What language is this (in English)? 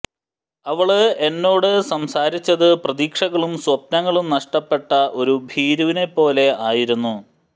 Malayalam